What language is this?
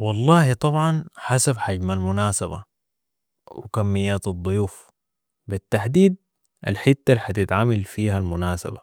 Sudanese Arabic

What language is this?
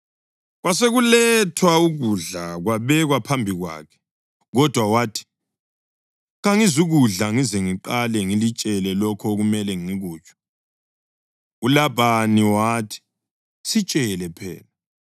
North Ndebele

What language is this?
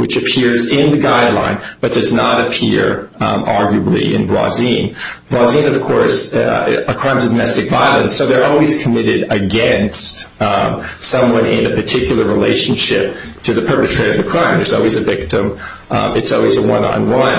English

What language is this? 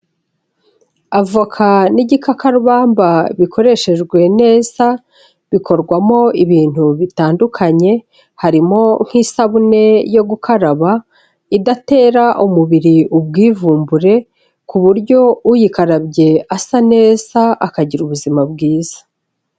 Kinyarwanda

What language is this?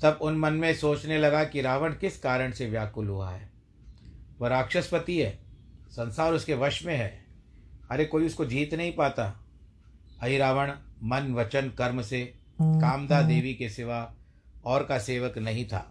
Hindi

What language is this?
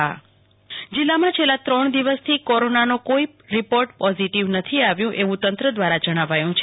Gujarati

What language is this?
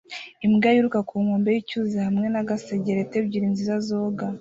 Kinyarwanda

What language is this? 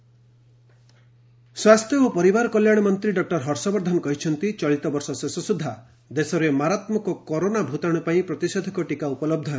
Odia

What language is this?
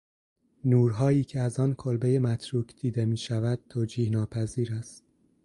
Persian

